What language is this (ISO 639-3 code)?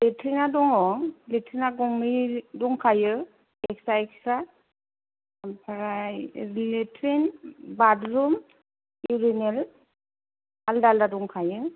brx